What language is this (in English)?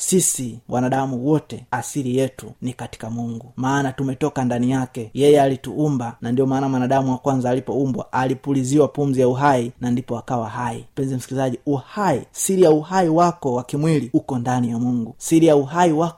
Swahili